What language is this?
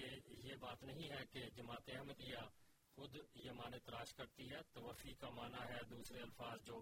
Urdu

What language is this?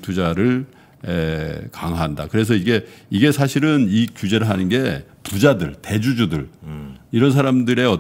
Korean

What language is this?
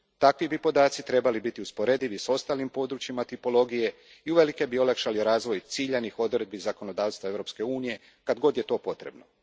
Croatian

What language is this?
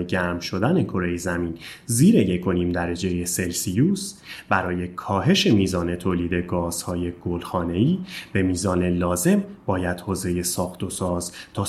Persian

